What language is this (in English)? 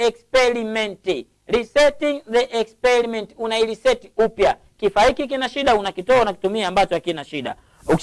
Swahili